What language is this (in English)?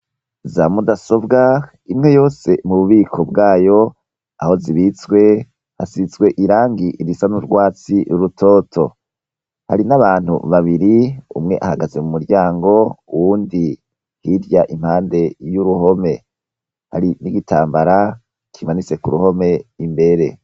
Rundi